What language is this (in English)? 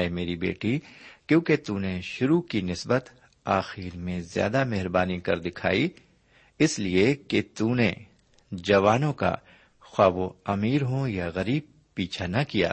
Urdu